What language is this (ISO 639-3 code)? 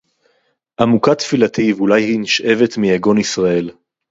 heb